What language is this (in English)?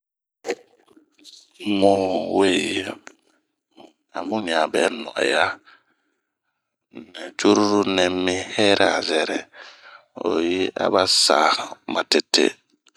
Bomu